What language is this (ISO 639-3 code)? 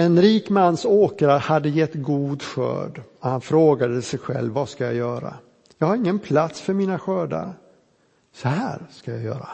swe